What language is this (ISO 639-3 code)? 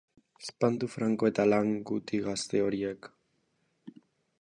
eus